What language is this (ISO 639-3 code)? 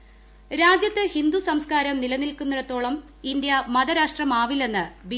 mal